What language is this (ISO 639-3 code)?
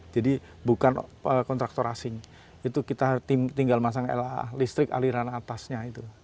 ind